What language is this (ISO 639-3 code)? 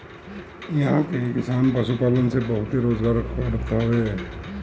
bho